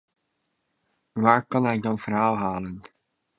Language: Dutch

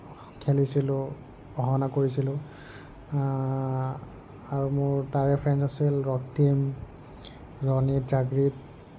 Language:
Assamese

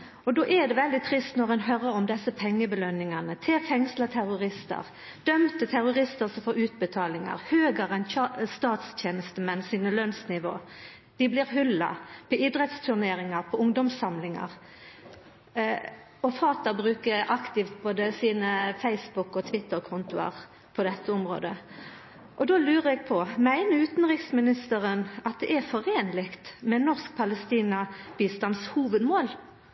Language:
Norwegian Nynorsk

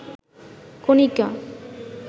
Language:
Bangla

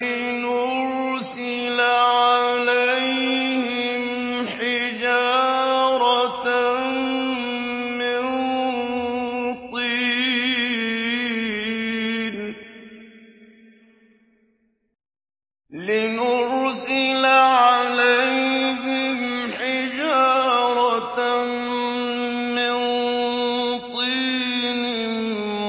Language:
Arabic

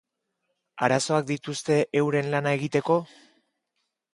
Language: Basque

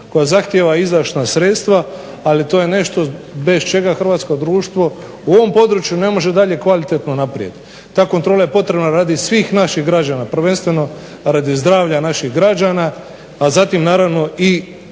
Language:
Croatian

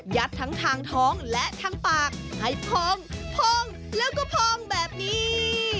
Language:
Thai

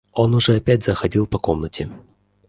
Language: Russian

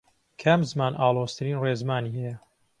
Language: Central Kurdish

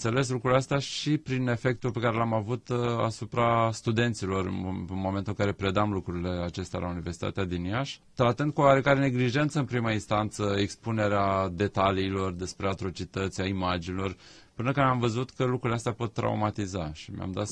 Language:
Romanian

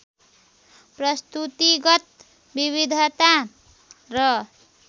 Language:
Nepali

